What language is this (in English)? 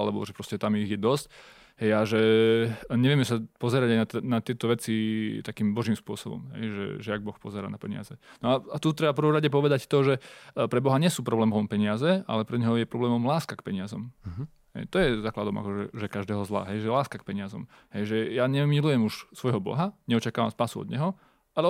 Slovak